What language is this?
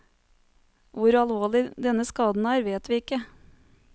Norwegian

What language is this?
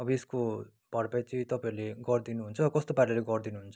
Nepali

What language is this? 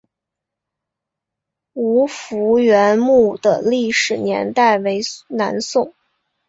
Chinese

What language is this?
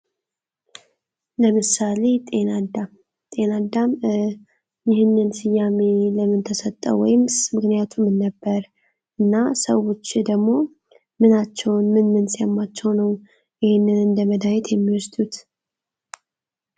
Amharic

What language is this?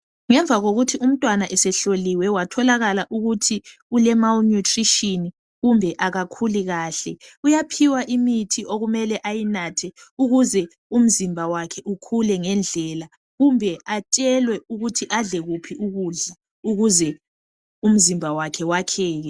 North Ndebele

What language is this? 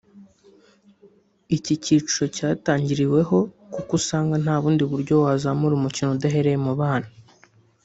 Kinyarwanda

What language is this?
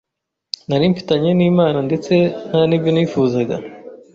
Kinyarwanda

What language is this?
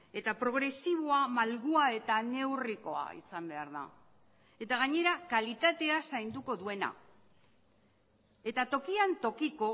Basque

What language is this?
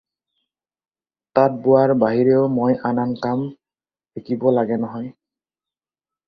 Assamese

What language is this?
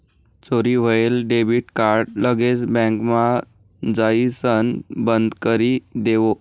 Marathi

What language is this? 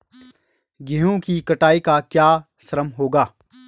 Hindi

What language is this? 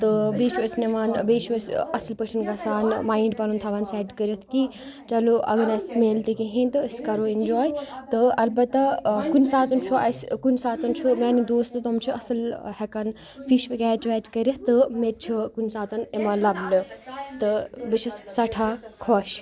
Kashmiri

